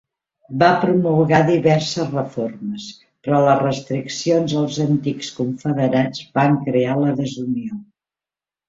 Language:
Catalan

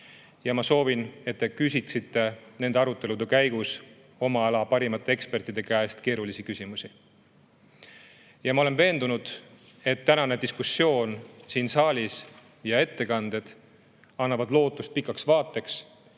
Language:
Estonian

